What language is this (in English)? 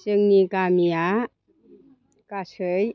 Bodo